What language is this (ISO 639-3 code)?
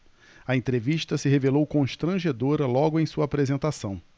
por